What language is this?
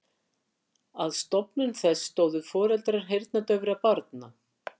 Icelandic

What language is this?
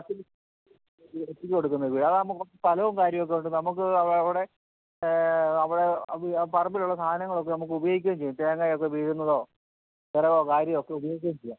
Malayalam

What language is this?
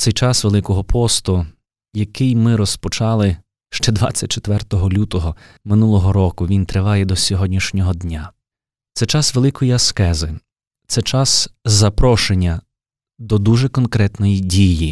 Ukrainian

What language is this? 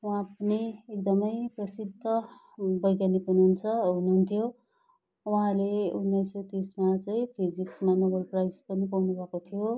Nepali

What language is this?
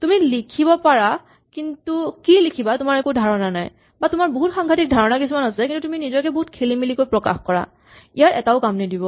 Assamese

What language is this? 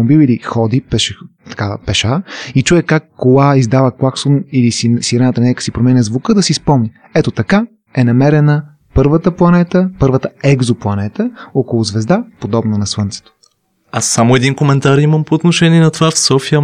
Bulgarian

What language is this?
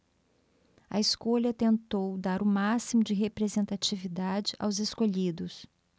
Portuguese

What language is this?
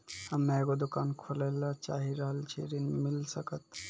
Maithili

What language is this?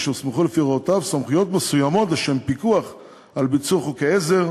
Hebrew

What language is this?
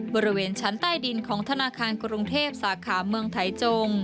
Thai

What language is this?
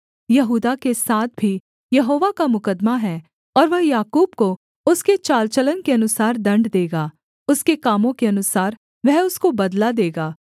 Hindi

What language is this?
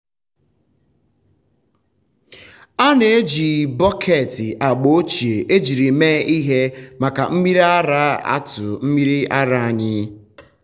Igbo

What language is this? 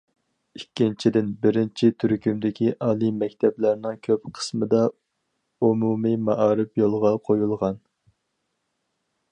Uyghur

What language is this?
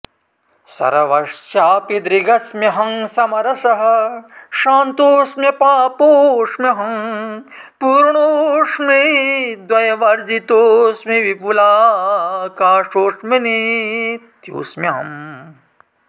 Sanskrit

